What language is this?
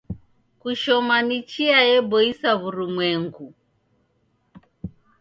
Taita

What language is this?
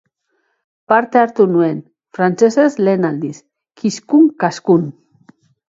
Basque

